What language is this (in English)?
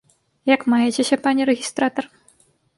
Belarusian